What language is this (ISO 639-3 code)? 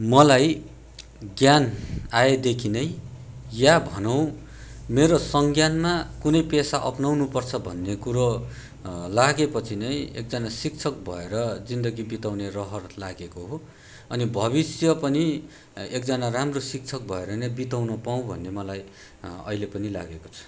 nep